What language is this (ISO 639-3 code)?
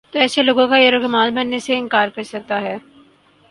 urd